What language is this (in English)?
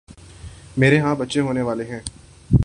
Urdu